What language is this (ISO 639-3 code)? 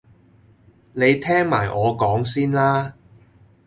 yue